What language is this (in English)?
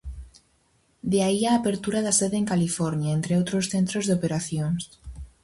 Galician